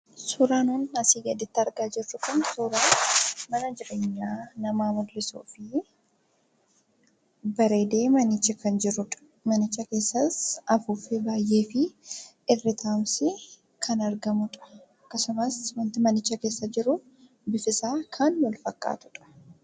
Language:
Oromo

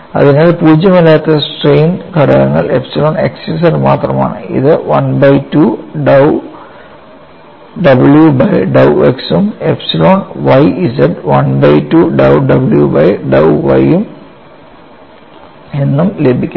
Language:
Malayalam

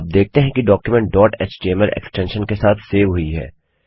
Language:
Hindi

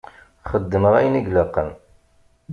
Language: Kabyle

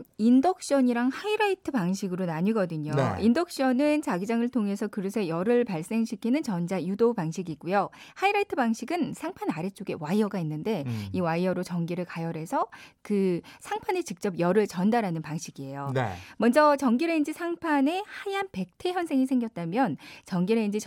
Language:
Korean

